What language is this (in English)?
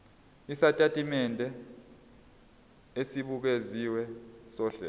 Zulu